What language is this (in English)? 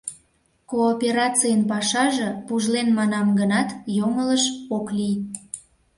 Mari